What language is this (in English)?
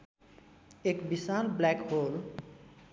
Nepali